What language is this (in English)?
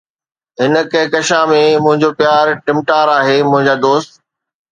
Sindhi